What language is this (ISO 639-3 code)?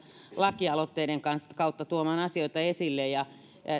fin